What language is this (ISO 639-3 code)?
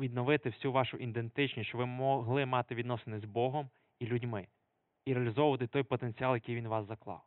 ukr